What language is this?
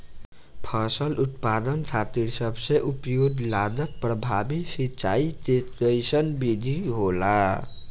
Bhojpuri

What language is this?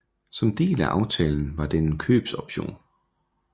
Danish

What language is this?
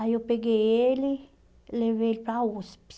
Portuguese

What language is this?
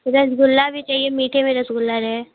Hindi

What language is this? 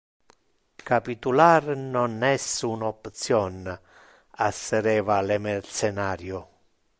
Interlingua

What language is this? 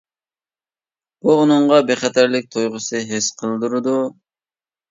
Uyghur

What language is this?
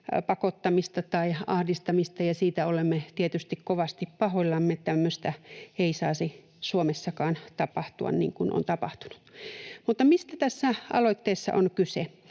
Finnish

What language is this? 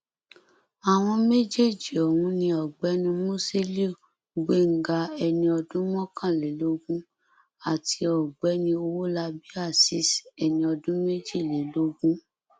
Yoruba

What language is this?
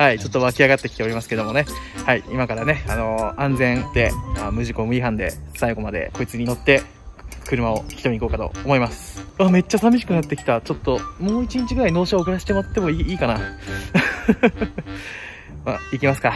Japanese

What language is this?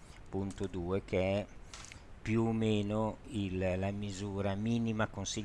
Italian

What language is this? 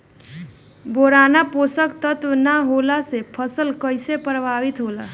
Bhojpuri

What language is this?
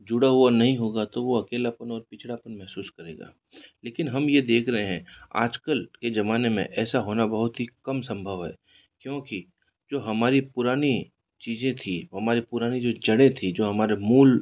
Hindi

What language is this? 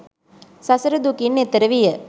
Sinhala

